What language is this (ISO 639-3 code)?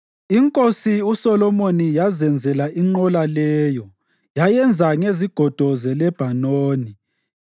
nde